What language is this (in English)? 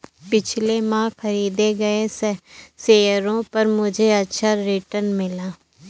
Hindi